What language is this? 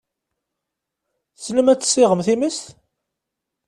Kabyle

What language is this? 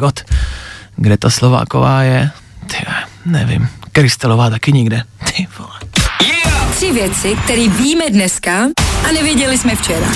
Czech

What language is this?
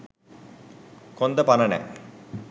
Sinhala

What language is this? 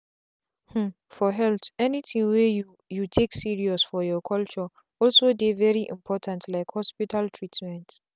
Nigerian Pidgin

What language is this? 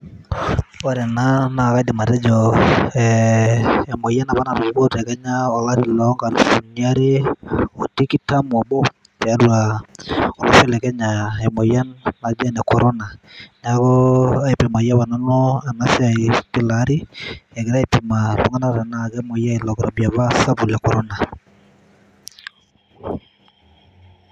Masai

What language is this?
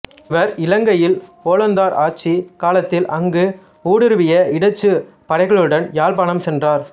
Tamil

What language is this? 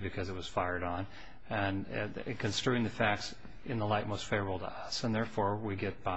English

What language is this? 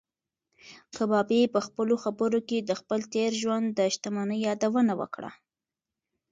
Pashto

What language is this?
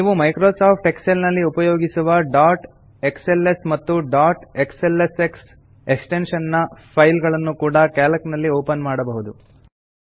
Kannada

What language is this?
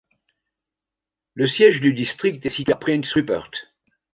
French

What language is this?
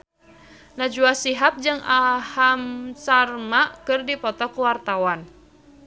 Sundanese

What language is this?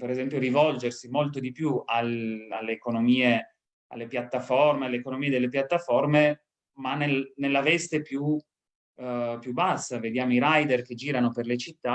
Italian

